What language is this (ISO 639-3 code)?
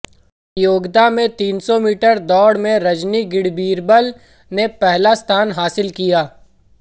hin